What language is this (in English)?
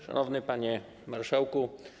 Polish